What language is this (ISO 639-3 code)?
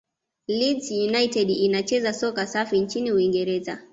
swa